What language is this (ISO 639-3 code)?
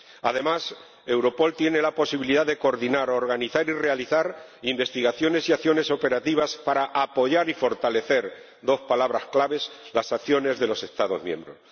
spa